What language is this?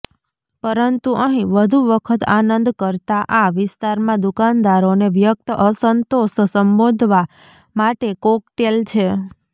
Gujarati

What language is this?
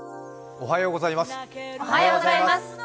Japanese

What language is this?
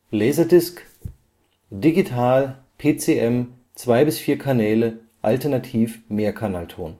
German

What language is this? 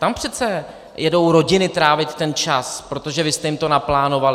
Czech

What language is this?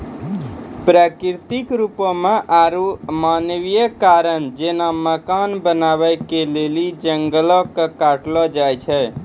Maithili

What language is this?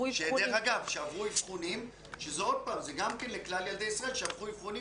Hebrew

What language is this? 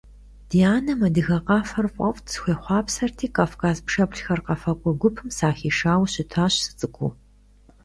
Kabardian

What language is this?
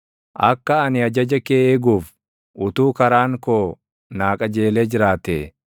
Oromo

